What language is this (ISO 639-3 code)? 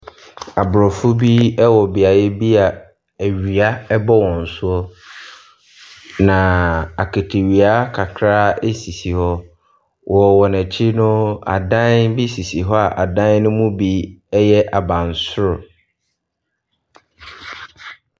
aka